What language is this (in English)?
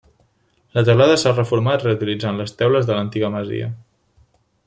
Catalan